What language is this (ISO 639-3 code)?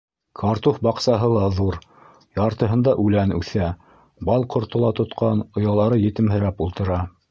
bak